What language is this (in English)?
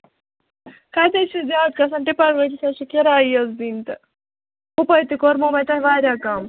Kashmiri